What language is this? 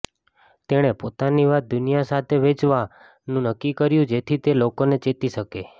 Gujarati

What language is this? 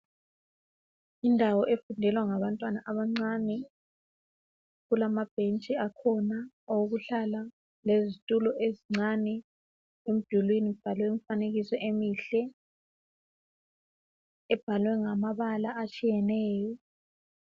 North Ndebele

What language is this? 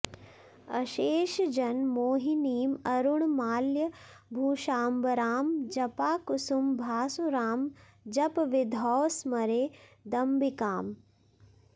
Sanskrit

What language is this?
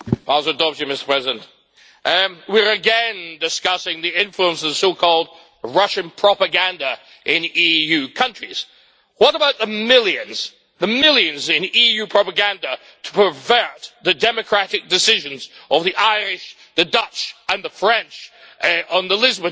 English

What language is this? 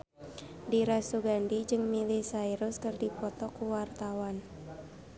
Sundanese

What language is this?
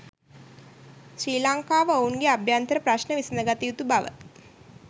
Sinhala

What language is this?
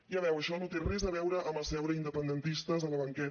Catalan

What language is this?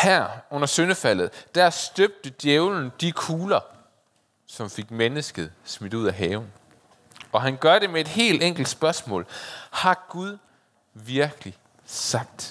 Danish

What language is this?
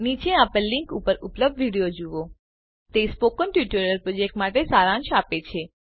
Gujarati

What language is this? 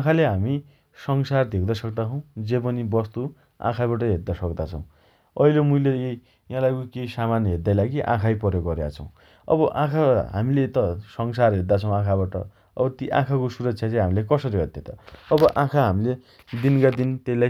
Dotyali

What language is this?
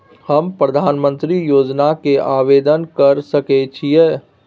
Maithili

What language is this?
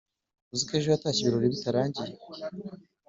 Kinyarwanda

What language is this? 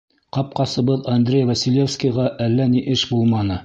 Bashkir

